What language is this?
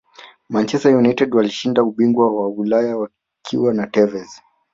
Swahili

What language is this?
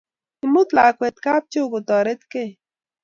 Kalenjin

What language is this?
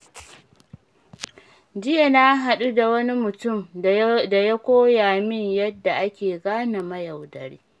Hausa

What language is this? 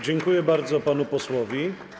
Polish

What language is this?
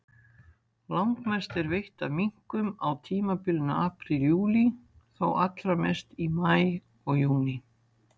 Icelandic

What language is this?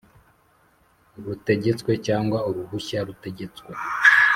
Kinyarwanda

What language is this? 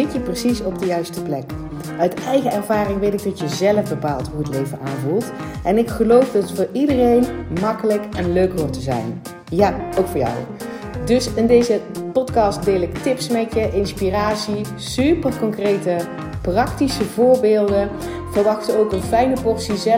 Dutch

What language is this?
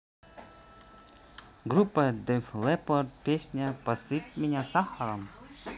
Russian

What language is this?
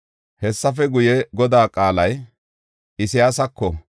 Gofa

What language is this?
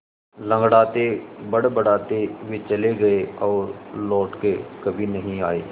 Hindi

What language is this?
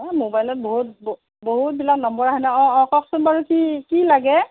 Assamese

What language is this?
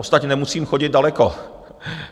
Czech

